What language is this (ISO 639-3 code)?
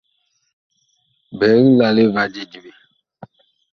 bkh